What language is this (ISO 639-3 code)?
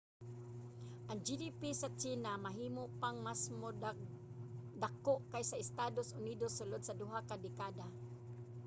ceb